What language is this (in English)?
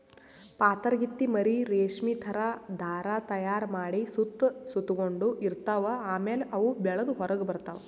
Kannada